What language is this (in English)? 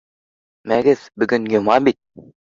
Bashkir